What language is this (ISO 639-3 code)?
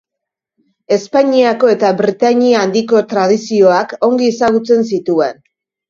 eus